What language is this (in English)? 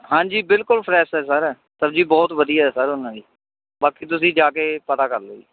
Punjabi